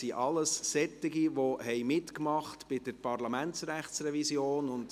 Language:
Swiss German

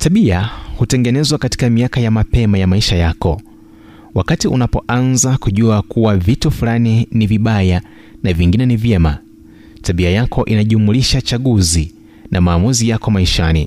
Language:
Swahili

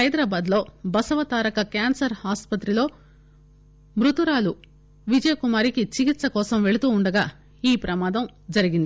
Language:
Telugu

